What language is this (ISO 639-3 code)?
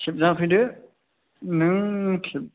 brx